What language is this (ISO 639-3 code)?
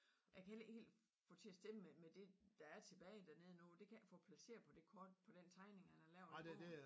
dan